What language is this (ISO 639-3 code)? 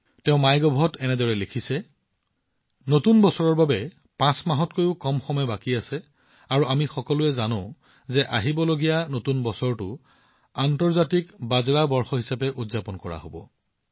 asm